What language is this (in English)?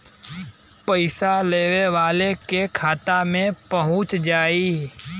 Bhojpuri